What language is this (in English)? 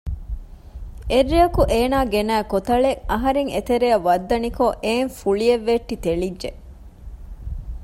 Divehi